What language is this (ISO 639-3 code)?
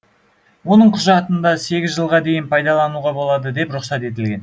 kaz